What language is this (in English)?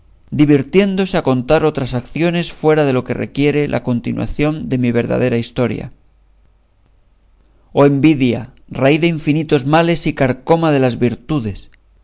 Spanish